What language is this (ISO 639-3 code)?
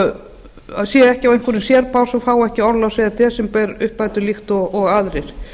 isl